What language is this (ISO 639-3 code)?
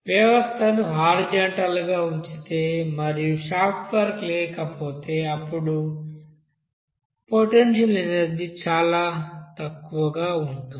tel